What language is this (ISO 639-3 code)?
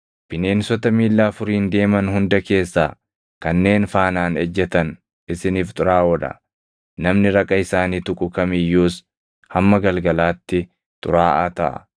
orm